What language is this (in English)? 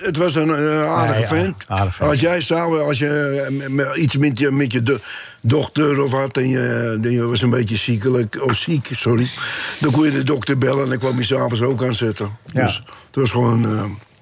Dutch